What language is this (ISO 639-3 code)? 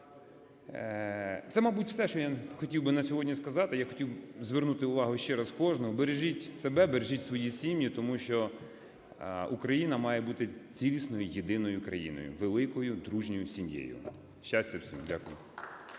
ukr